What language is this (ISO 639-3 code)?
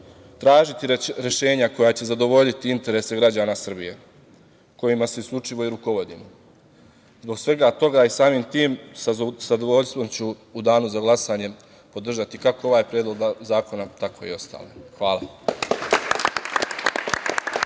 srp